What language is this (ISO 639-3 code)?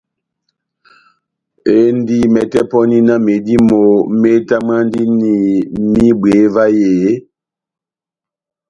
bnm